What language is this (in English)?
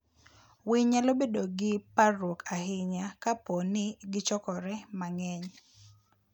Luo (Kenya and Tanzania)